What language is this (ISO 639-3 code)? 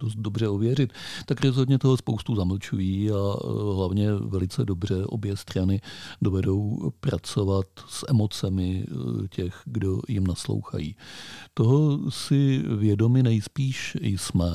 ces